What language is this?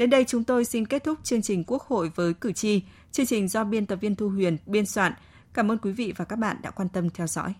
Vietnamese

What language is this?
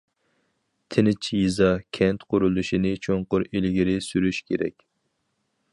Uyghur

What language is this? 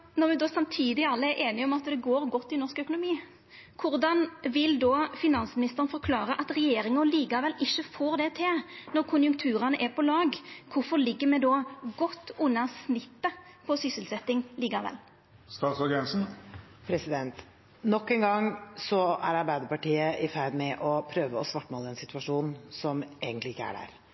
Norwegian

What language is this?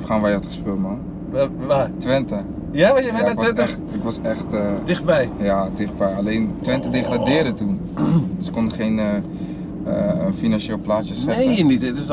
Dutch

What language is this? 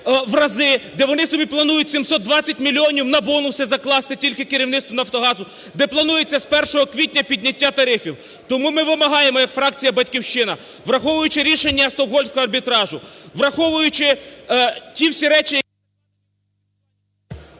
Ukrainian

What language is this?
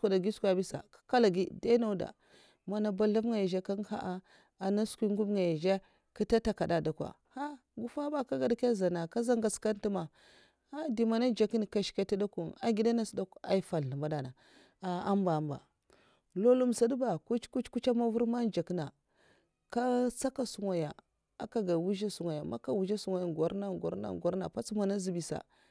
Mafa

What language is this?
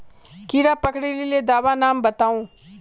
Magahi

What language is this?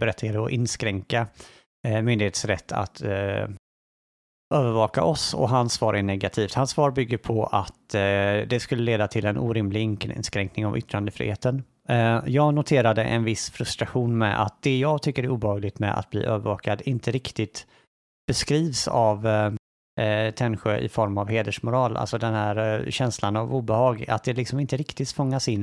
Swedish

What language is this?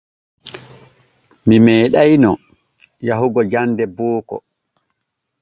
Borgu Fulfulde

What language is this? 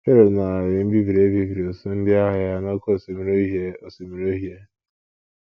Igbo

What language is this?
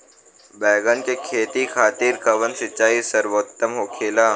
Bhojpuri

